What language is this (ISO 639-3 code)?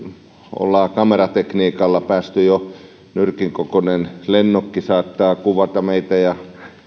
fin